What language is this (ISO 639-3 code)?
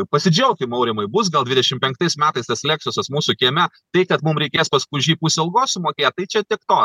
lit